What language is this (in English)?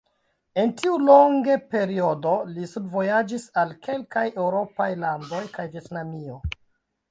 Esperanto